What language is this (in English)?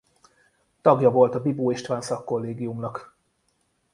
Hungarian